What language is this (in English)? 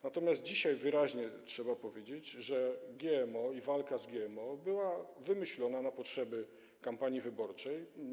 Polish